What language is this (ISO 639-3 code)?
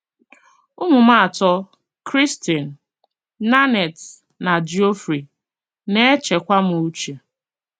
ibo